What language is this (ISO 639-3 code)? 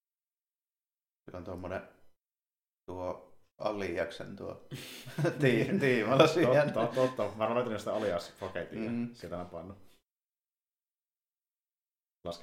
fin